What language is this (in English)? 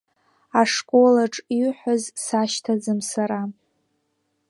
Abkhazian